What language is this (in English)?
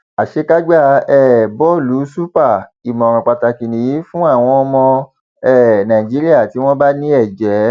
Yoruba